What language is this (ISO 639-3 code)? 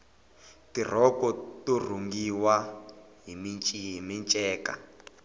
tso